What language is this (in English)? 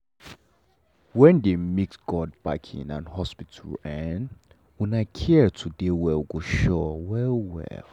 Nigerian Pidgin